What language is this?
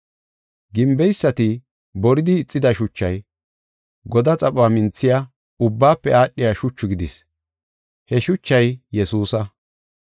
Gofa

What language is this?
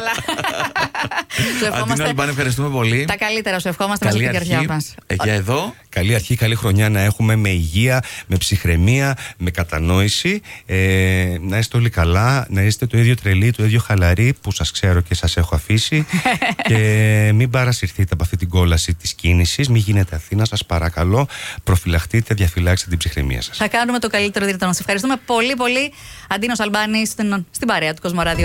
Greek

